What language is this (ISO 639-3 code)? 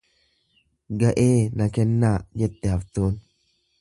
orm